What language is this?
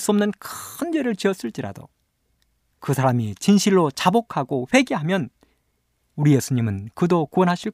Korean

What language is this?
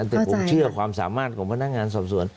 Thai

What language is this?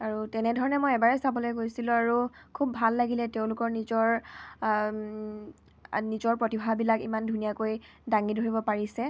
Assamese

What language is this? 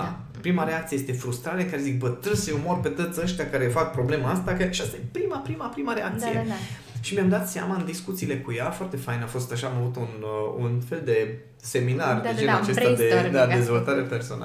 Romanian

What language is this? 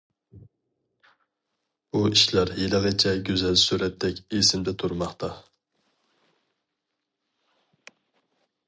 Uyghur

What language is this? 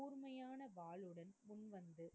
Tamil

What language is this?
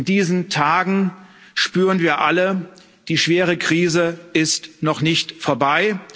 German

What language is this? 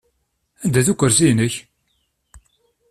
Kabyle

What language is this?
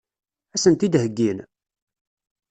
Kabyle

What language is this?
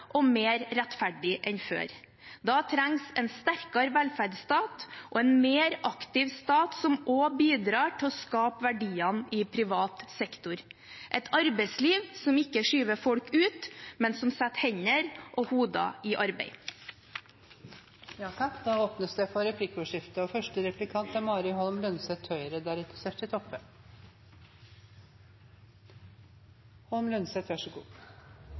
Norwegian Bokmål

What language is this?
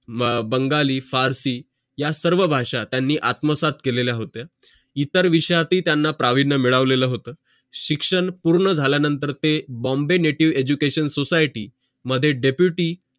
Marathi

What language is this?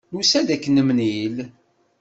Kabyle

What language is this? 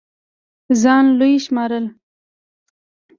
Pashto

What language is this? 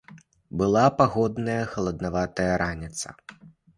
Belarusian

